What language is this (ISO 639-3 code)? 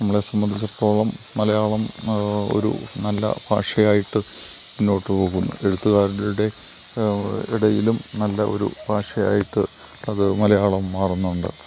mal